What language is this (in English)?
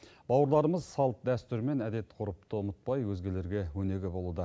Kazakh